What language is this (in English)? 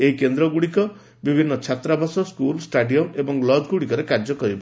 Odia